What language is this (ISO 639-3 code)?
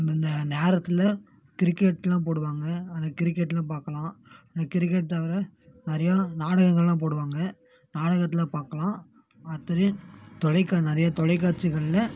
tam